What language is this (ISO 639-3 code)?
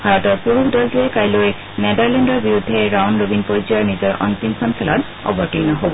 asm